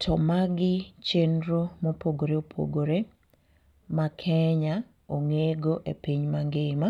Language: Luo (Kenya and Tanzania)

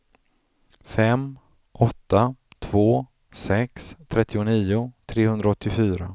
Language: Swedish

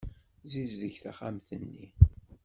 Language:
Kabyle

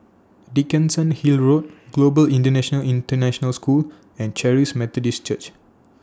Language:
English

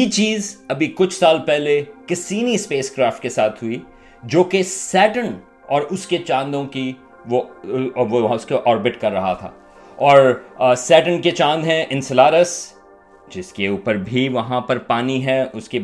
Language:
Urdu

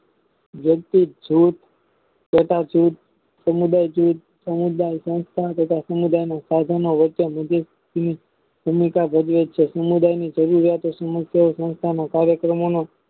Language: Gujarati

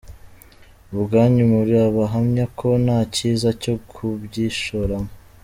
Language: Kinyarwanda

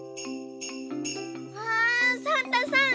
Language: Japanese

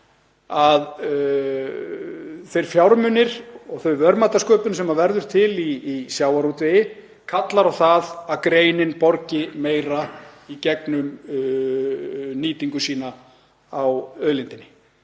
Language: Icelandic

